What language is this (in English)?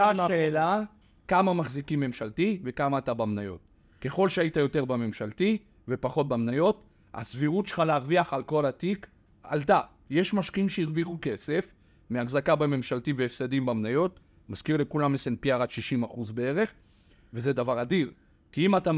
Hebrew